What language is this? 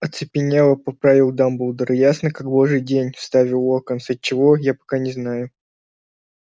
Russian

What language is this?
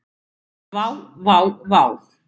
Icelandic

